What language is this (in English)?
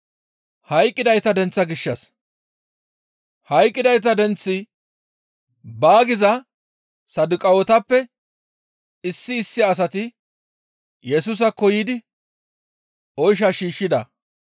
Gamo